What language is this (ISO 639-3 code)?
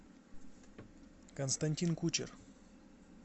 rus